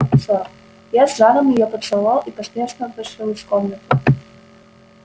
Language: Russian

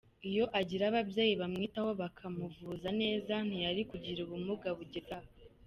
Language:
Kinyarwanda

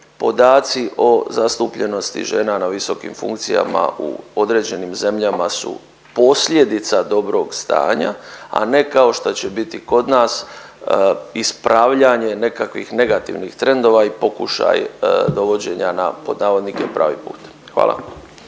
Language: Croatian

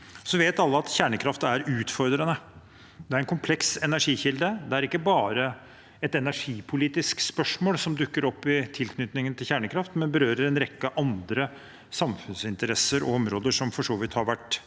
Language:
Norwegian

